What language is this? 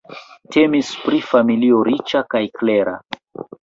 Esperanto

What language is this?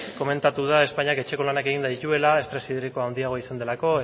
Basque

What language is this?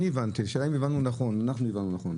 Hebrew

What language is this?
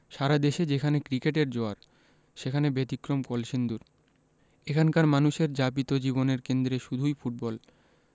Bangla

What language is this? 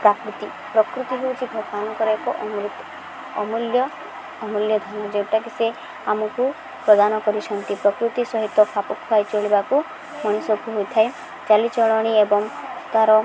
Odia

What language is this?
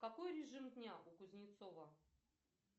Russian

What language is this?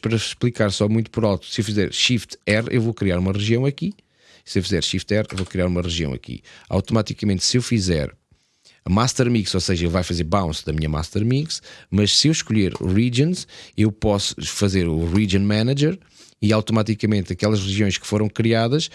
Portuguese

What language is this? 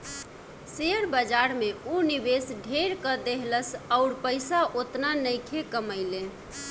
Bhojpuri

